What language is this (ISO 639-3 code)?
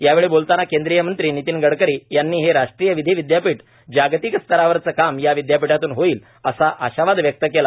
mar